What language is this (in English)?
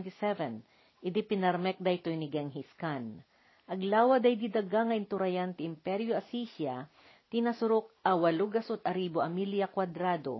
Filipino